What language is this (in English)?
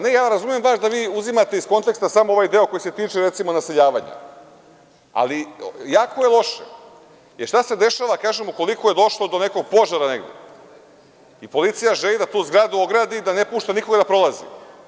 Serbian